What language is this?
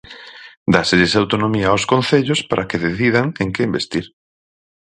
Galician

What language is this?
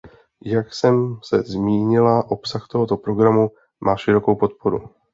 Czech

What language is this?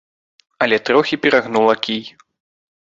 Belarusian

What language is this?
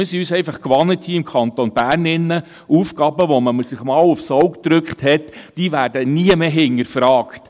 Swiss German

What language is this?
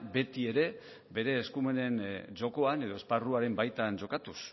Basque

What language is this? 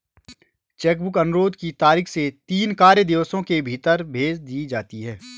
Hindi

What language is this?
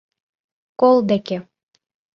Mari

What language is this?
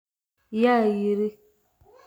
Somali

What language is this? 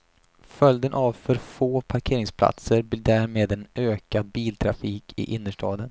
Swedish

